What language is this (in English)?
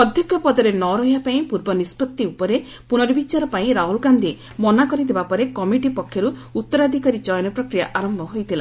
Odia